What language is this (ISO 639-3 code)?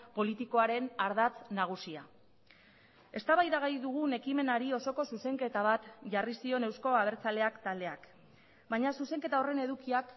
eus